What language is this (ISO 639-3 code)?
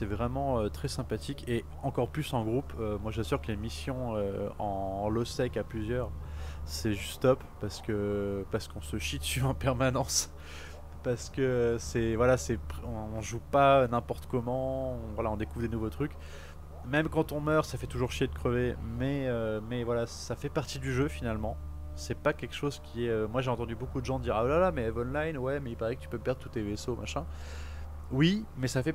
fra